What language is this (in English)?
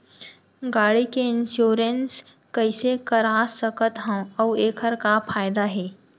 Chhattisgarhi